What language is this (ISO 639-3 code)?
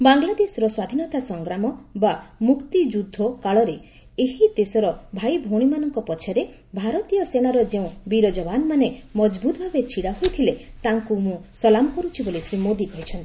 ori